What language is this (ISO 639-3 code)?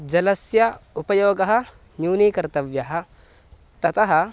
san